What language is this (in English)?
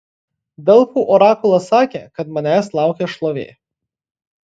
Lithuanian